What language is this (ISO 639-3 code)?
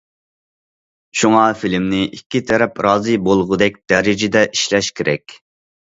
uig